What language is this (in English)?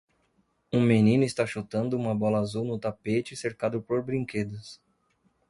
Portuguese